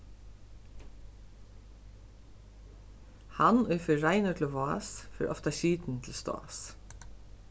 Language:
Faroese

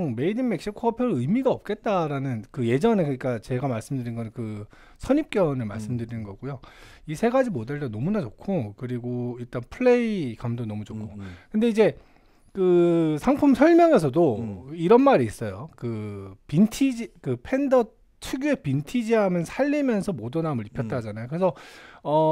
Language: Korean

